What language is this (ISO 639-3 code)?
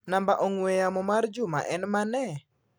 luo